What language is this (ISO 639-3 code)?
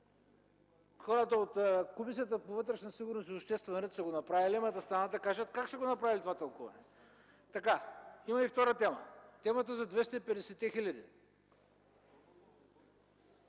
bul